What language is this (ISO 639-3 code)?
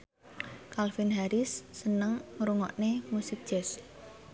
jav